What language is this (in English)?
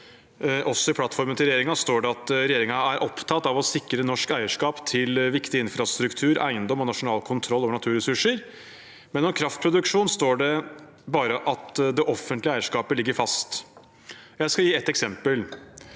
Norwegian